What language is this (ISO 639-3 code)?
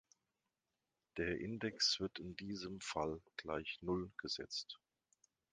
deu